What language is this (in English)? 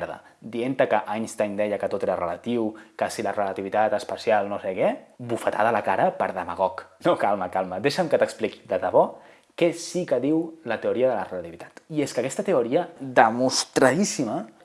Catalan